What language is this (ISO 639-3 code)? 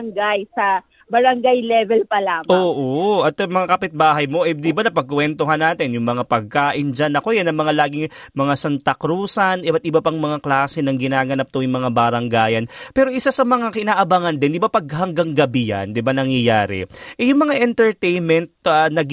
fil